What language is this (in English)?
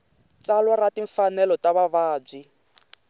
Tsonga